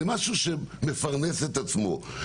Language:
Hebrew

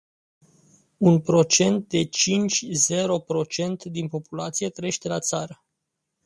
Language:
Romanian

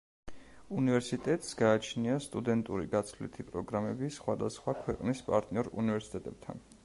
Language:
Georgian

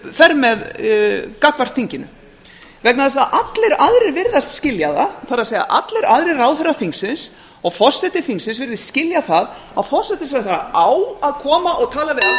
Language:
Icelandic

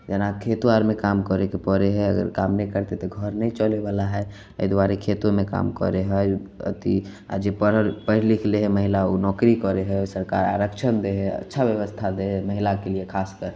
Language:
Maithili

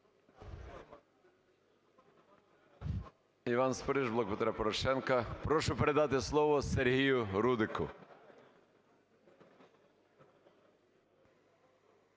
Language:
Ukrainian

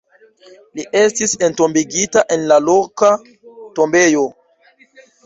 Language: Esperanto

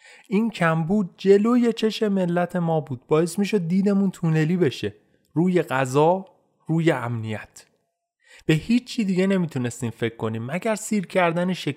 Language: Persian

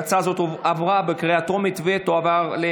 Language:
Hebrew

